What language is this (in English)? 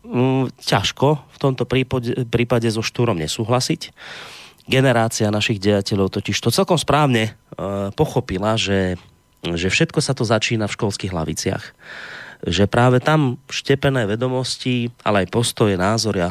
Slovak